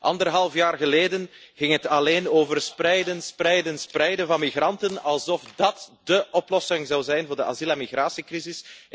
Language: Dutch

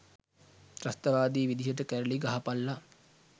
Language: Sinhala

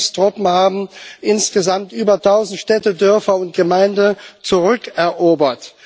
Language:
German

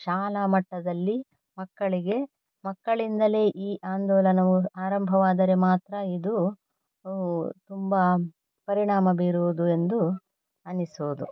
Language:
Kannada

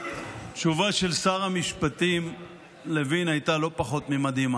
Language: Hebrew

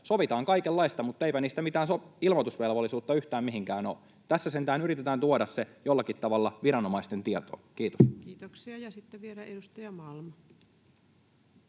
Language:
Finnish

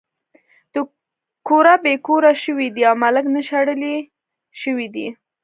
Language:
Pashto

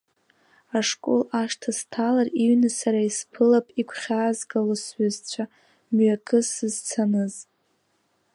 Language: Abkhazian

